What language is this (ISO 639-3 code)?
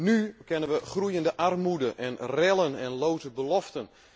nld